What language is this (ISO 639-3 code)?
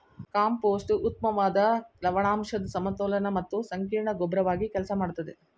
kan